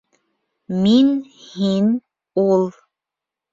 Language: Bashkir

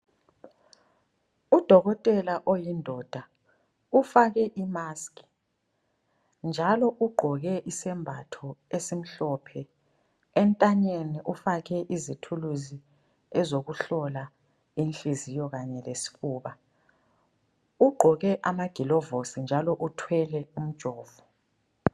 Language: North Ndebele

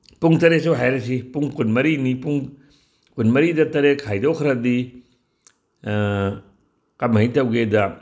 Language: Manipuri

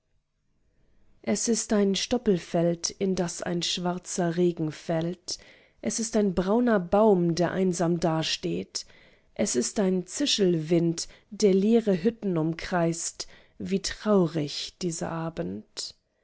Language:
German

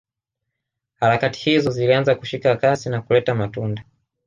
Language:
Swahili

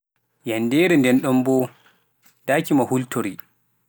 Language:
Pular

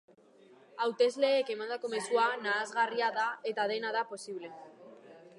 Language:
Basque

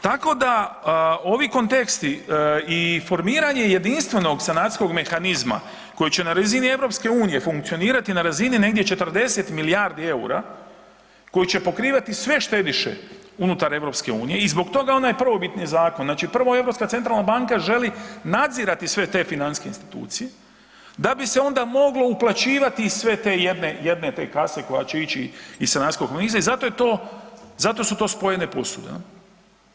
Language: Croatian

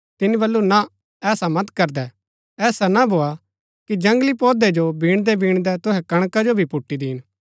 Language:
Gaddi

